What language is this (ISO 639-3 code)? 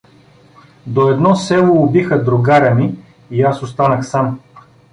bul